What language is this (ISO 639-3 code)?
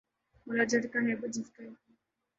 urd